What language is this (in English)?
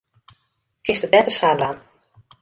Western Frisian